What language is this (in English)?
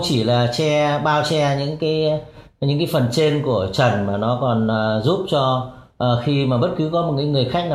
Vietnamese